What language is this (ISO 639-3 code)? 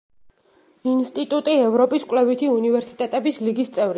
kat